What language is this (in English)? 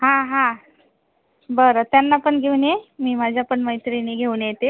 Marathi